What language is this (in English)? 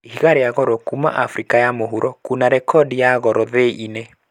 Kikuyu